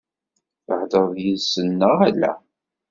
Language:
Kabyle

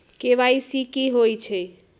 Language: Magahi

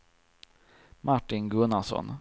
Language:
Swedish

